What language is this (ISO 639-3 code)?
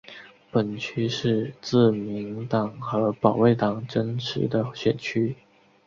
zho